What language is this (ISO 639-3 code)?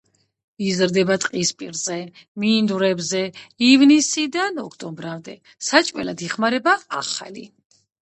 kat